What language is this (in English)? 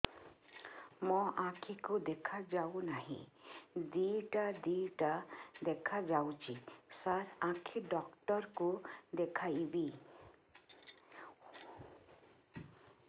Odia